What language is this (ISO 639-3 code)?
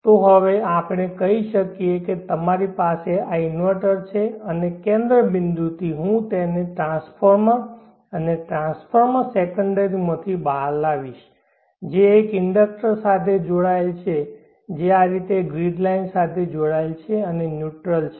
guj